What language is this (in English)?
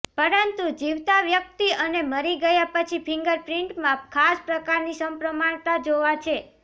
Gujarati